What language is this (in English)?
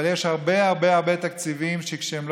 Hebrew